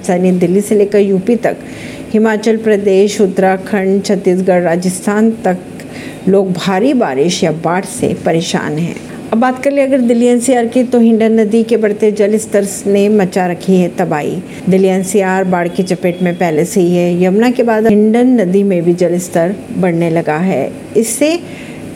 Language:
Hindi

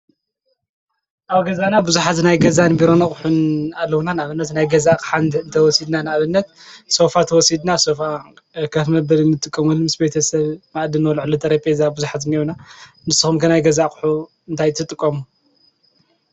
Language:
Tigrinya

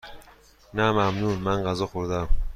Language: Persian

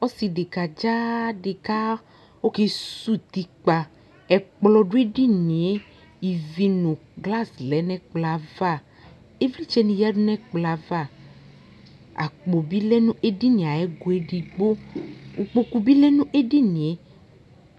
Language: Ikposo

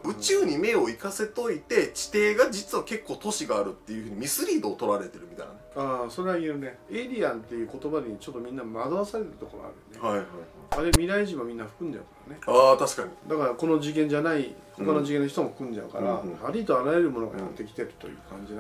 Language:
Japanese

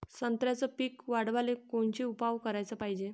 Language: Marathi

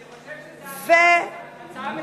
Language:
Hebrew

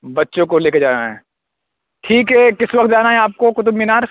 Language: Urdu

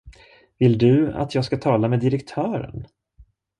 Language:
Swedish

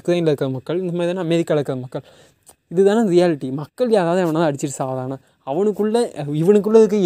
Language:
Tamil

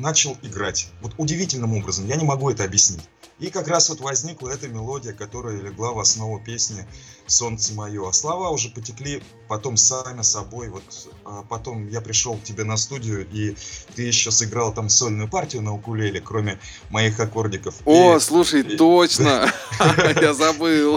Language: Russian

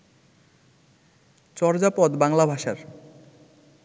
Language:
Bangla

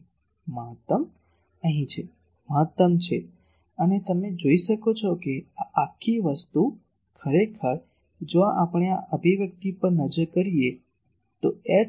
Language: Gujarati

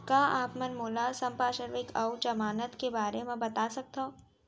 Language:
Chhattisgarhi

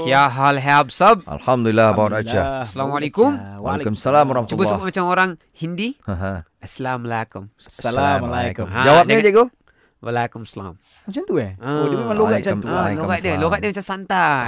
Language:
Malay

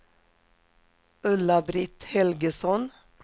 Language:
Swedish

